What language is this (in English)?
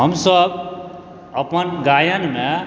Maithili